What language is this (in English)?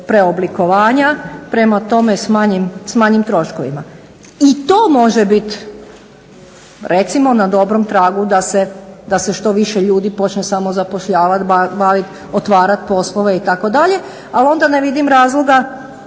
Croatian